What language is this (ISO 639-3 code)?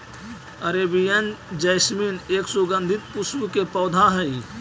mag